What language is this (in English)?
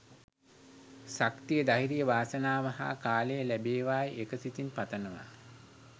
Sinhala